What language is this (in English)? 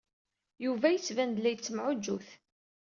Kabyle